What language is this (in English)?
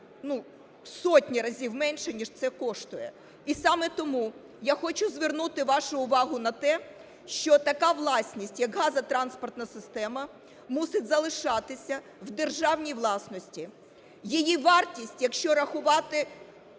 Ukrainian